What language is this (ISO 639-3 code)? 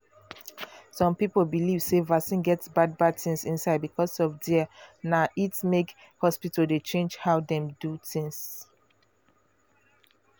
pcm